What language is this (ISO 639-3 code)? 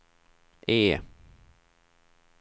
swe